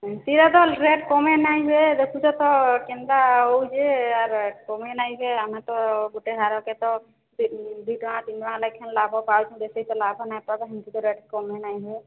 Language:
Odia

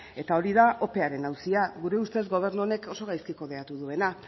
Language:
Basque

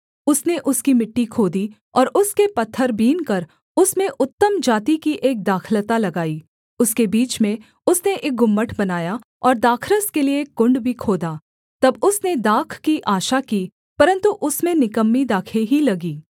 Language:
Hindi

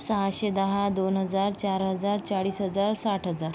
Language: Marathi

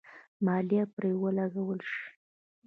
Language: Pashto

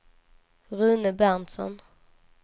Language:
Swedish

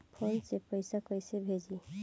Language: Bhojpuri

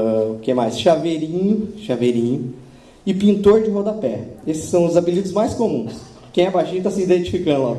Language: Portuguese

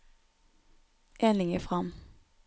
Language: Norwegian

